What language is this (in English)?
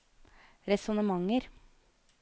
Norwegian